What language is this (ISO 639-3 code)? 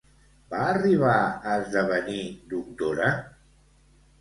cat